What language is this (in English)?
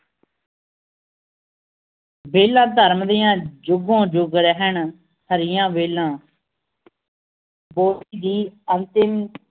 Punjabi